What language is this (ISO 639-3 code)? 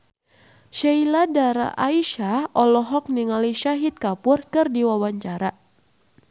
sun